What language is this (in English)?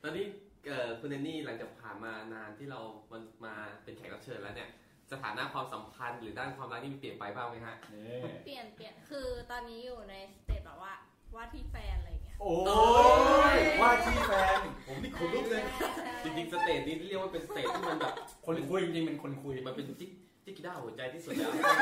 Thai